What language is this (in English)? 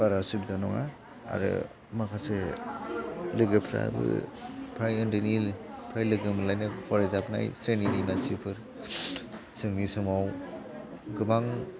Bodo